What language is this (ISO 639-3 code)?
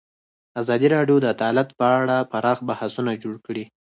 pus